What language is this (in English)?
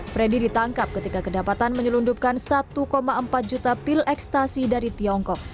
Indonesian